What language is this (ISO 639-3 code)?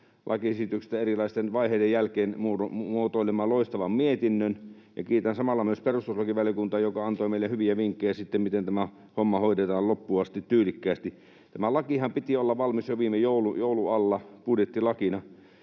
fin